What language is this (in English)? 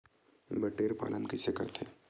Chhattisgarhi